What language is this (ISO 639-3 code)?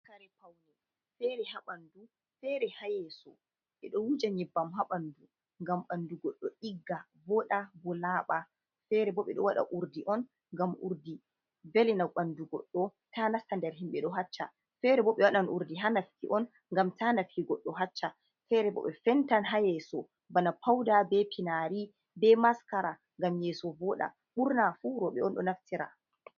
ful